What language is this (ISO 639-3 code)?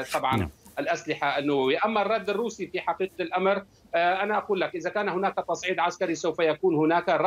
ara